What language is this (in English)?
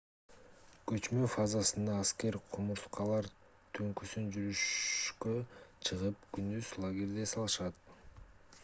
Kyrgyz